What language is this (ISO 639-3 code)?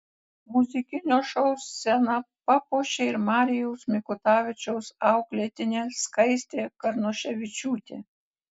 lit